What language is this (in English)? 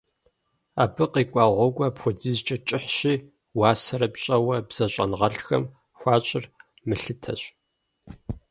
Kabardian